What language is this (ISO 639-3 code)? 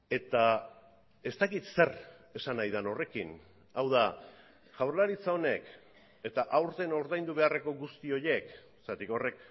eus